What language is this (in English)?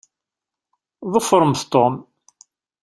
Kabyle